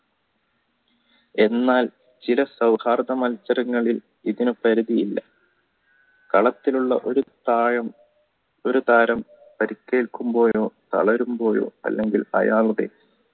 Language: Malayalam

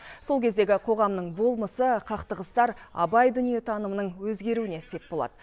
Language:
Kazakh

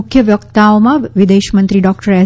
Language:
Gujarati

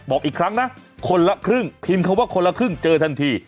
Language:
Thai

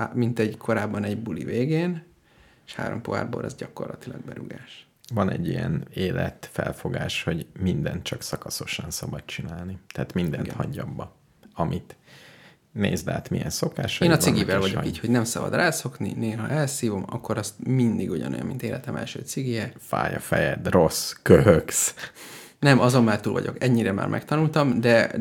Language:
Hungarian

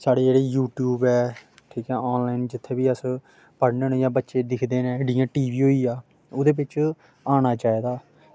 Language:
Dogri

